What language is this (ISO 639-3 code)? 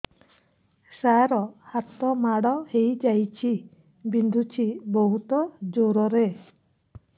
ori